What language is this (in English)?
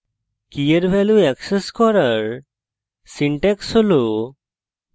Bangla